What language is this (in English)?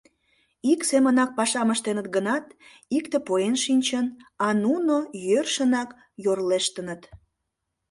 Mari